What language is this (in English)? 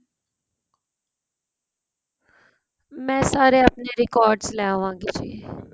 Punjabi